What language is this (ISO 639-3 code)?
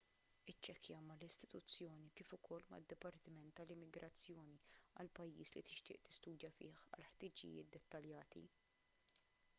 mlt